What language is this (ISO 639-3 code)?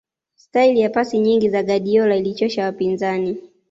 swa